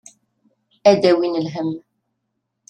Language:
Kabyle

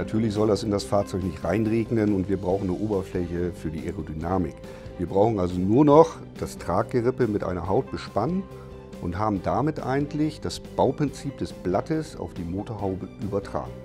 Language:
German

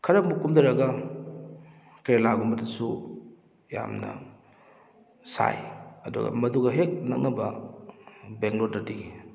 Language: Manipuri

